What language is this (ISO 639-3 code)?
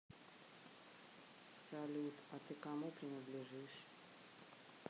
rus